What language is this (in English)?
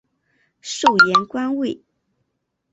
Chinese